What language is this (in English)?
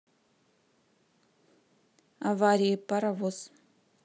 Russian